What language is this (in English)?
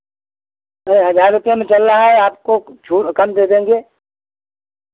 Hindi